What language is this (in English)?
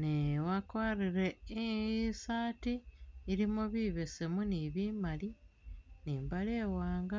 Masaaba